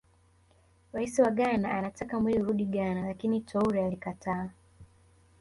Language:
Swahili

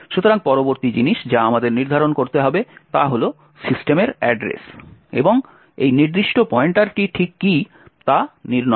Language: Bangla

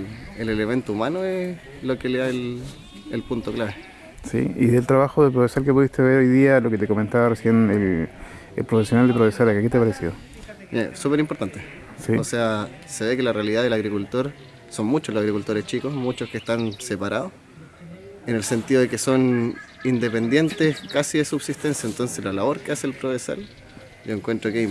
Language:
Spanish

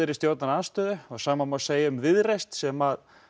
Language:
Icelandic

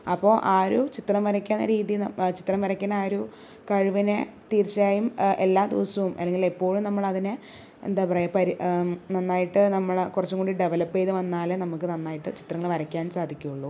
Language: Malayalam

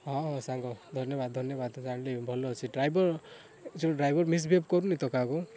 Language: Odia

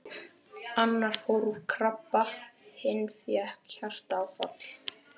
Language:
Icelandic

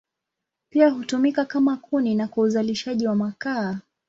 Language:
Swahili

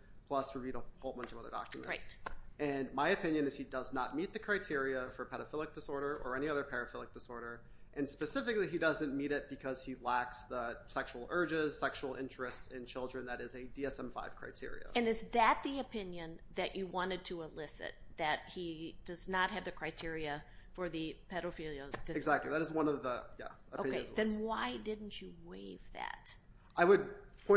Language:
English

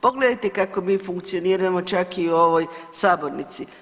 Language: Croatian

